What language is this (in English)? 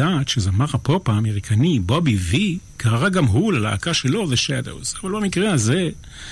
Hebrew